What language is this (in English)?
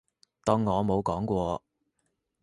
Cantonese